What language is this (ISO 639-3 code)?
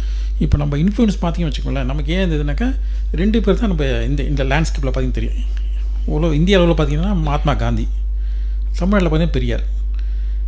tam